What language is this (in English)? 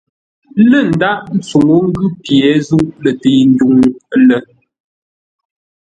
Ngombale